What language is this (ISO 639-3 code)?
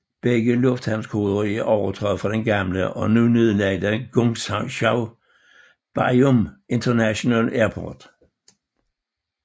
dan